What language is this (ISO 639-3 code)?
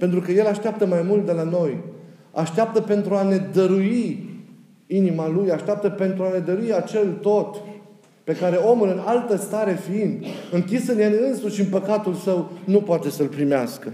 ron